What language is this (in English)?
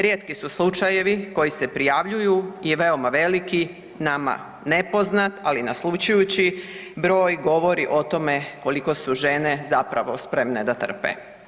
Croatian